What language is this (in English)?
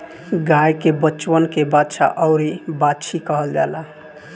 Bhojpuri